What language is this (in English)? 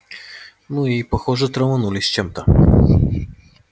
Russian